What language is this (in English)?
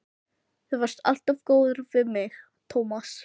Icelandic